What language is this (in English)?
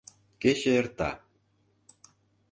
Mari